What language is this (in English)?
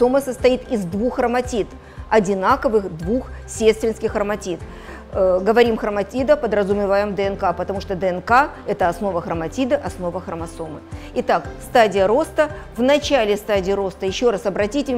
Russian